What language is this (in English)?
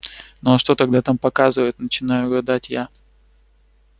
Russian